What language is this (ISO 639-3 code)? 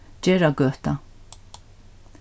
fao